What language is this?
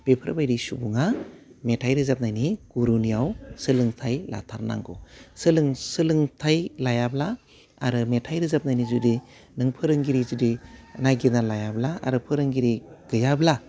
Bodo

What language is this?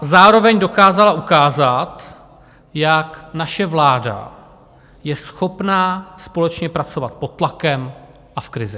Czech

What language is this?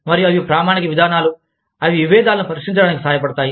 Telugu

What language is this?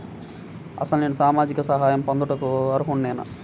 Telugu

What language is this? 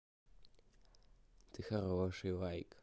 Russian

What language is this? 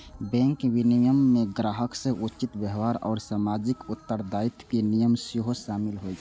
Maithili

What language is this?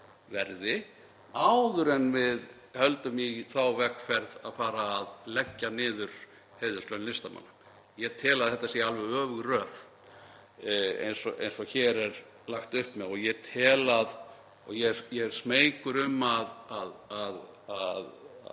Icelandic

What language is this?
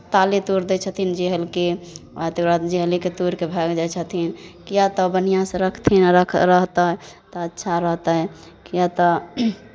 Maithili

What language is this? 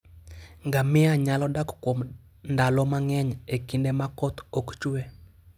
Luo (Kenya and Tanzania)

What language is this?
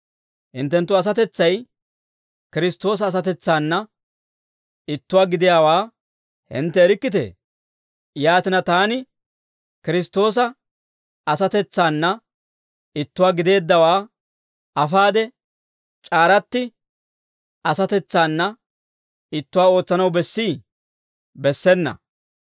Dawro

